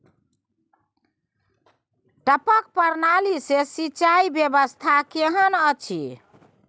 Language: Maithili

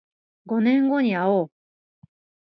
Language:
Japanese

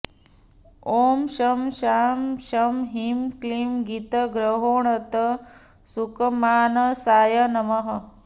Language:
Sanskrit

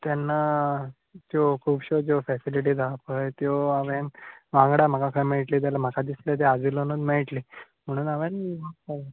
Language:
Konkani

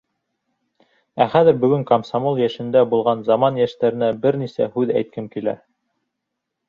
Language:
Bashkir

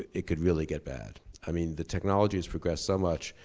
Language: English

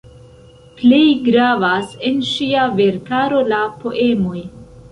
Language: Esperanto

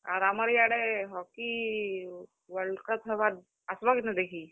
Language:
Odia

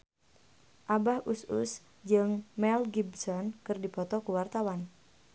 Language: Sundanese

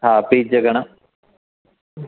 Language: Sindhi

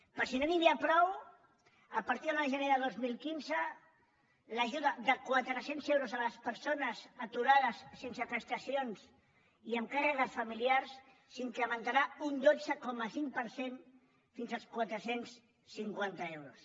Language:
Catalan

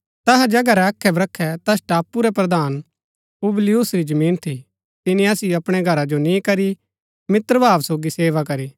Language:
Gaddi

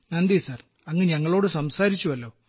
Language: Malayalam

